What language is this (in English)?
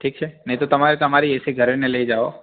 Gujarati